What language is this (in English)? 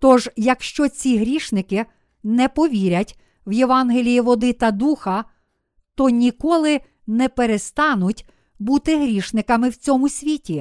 Ukrainian